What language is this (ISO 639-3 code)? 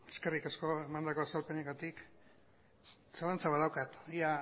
eus